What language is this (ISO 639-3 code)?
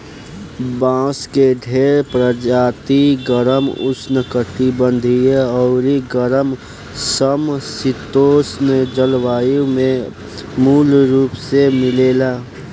bho